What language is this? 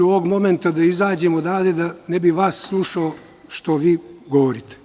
Serbian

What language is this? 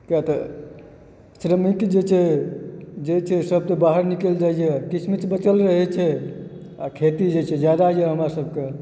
Maithili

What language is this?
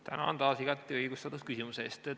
Estonian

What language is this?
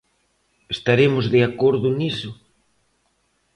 Galician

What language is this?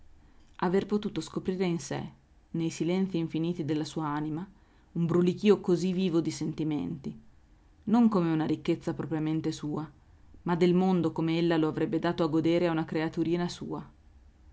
Italian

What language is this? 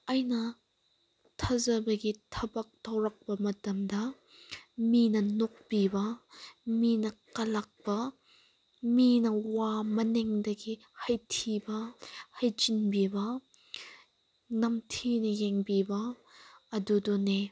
Manipuri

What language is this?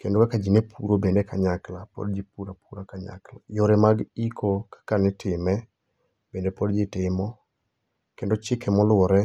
Luo (Kenya and Tanzania)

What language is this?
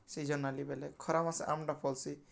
Odia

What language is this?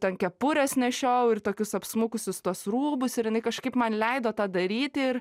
Lithuanian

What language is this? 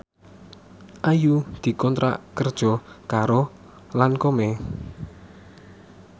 Javanese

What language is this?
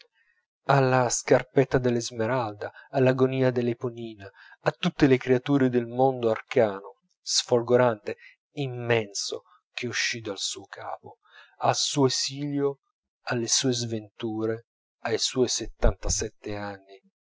Italian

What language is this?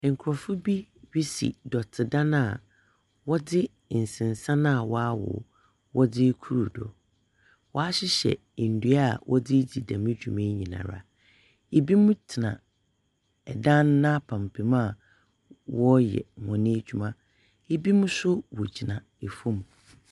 Akan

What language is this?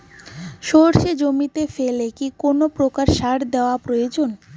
Bangla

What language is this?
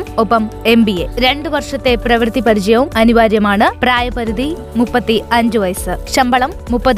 Malayalam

